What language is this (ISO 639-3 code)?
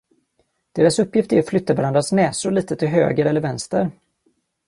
swe